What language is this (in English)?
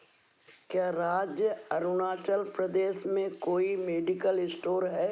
Hindi